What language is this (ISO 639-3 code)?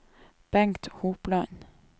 nor